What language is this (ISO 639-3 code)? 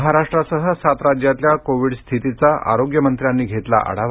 mar